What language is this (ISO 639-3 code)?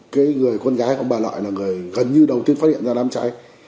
vie